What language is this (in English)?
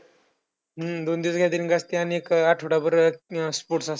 Marathi